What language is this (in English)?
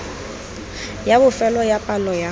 Tswana